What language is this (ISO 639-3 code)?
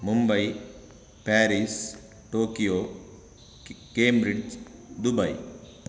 san